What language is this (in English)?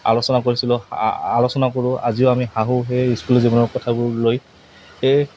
Assamese